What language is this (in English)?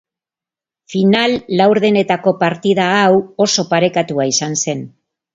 Basque